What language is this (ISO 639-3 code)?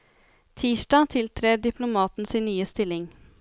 nor